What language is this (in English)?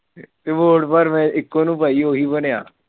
Punjabi